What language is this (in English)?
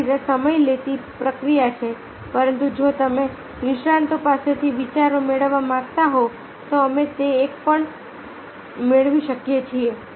Gujarati